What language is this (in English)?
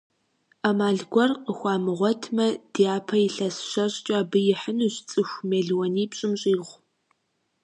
Kabardian